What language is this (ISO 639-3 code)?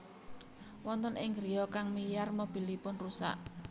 jav